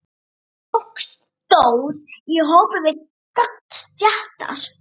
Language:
Icelandic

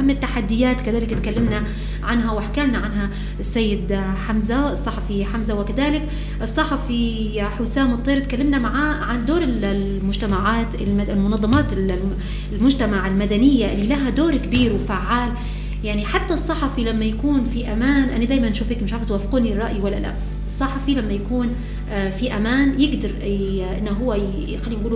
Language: Arabic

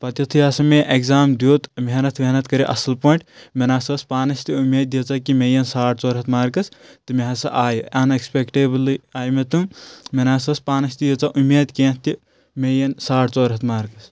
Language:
Kashmiri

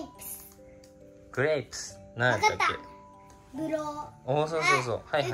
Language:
Japanese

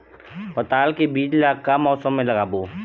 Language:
Chhattisgarhi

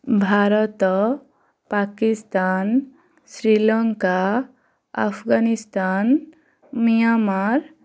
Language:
Odia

